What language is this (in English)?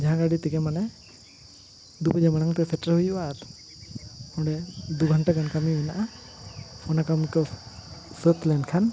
Santali